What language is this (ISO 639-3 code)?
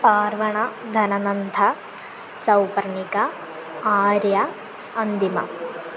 san